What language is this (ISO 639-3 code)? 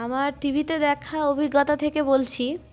ben